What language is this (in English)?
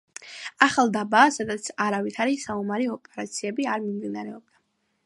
Georgian